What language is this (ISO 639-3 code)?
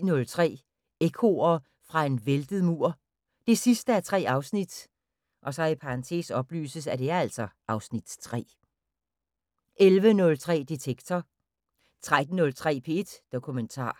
dan